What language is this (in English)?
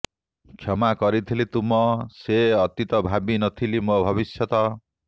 Odia